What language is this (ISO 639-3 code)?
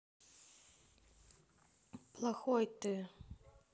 rus